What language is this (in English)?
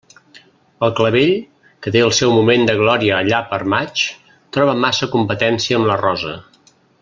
Catalan